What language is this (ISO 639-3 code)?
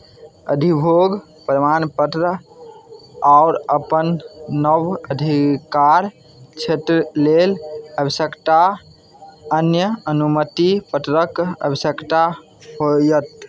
mai